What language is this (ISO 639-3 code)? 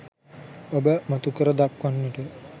sin